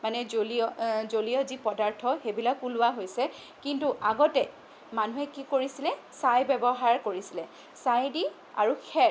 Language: Assamese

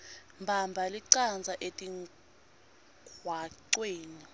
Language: Swati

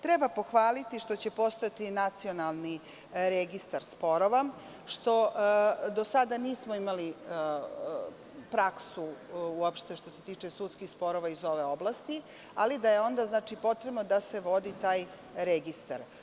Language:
Serbian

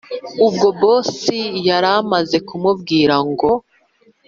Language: Kinyarwanda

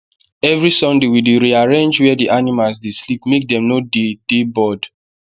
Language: Nigerian Pidgin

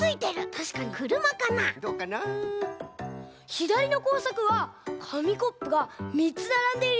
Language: Japanese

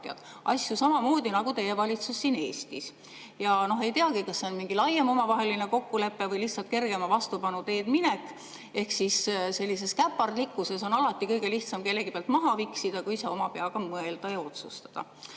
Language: Estonian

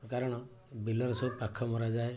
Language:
Odia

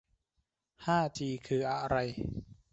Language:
Thai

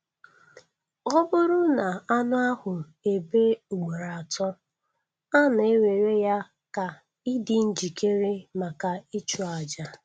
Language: Igbo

